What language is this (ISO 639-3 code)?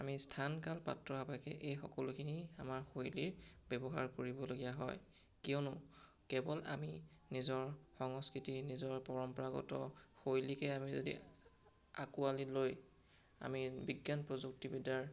asm